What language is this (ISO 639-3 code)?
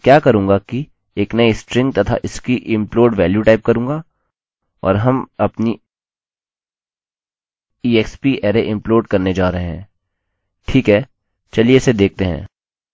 hin